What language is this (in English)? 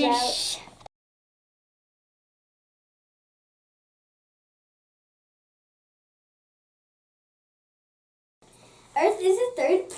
English